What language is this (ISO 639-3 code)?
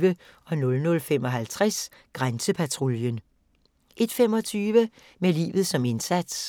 dan